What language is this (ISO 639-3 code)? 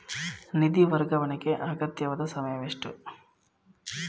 kan